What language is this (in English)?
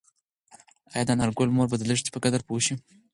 Pashto